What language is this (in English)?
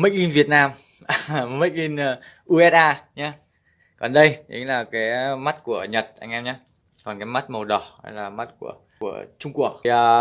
Vietnamese